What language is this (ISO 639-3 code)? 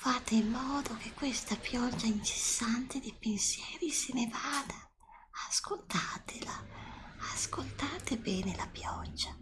ita